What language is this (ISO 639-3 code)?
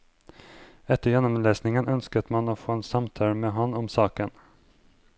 nor